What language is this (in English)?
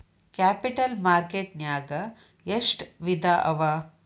Kannada